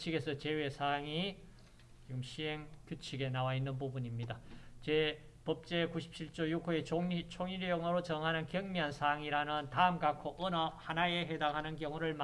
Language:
Korean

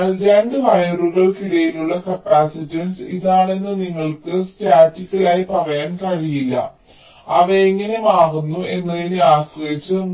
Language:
Malayalam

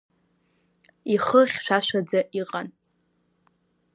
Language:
Abkhazian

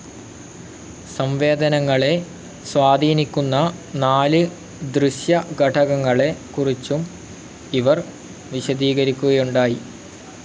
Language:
Malayalam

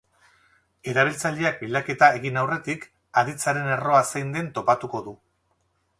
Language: Basque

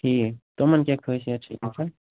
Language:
Kashmiri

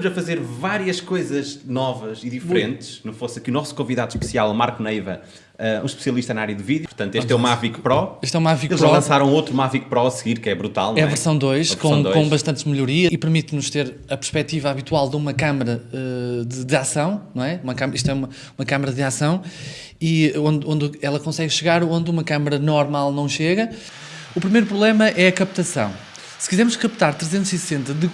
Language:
Portuguese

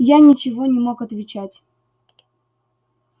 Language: Russian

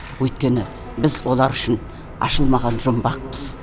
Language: Kazakh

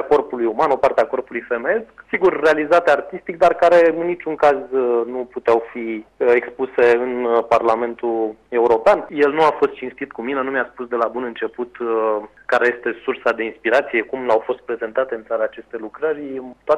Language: Romanian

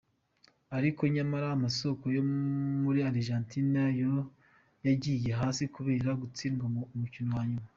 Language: Kinyarwanda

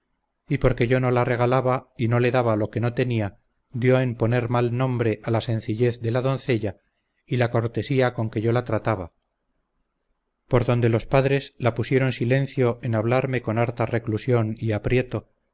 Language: Spanish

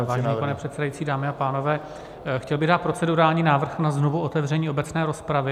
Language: Czech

